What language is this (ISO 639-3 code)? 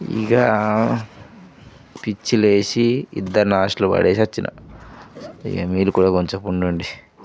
tel